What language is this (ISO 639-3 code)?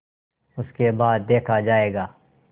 hin